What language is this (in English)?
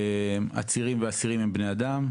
Hebrew